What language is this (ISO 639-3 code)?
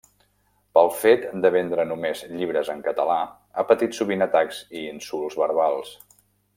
cat